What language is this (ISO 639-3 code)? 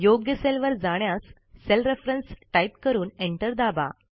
mar